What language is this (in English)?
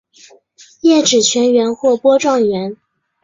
Chinese